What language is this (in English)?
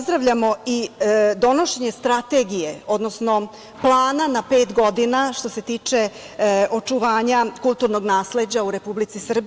Serbian